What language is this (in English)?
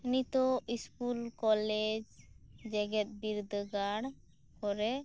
Santali